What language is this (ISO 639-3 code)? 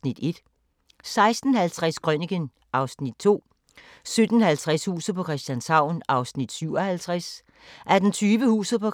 dan